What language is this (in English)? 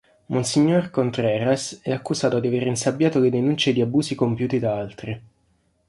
Italian